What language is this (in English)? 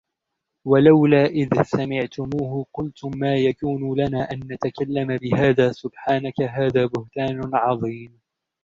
Arabic